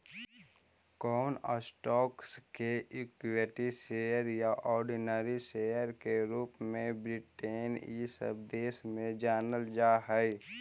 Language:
Magahi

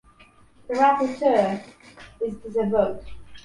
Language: English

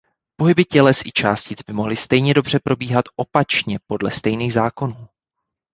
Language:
Czech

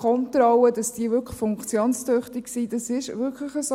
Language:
Swiss German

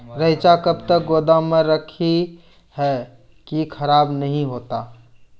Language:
Maithili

